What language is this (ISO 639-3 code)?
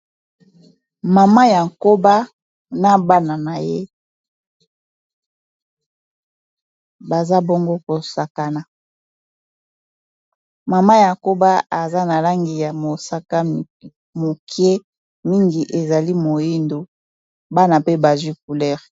lin